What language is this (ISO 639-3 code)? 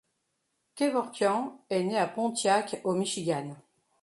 fra